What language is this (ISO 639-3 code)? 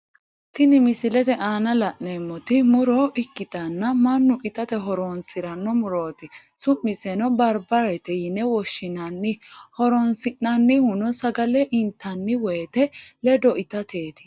sid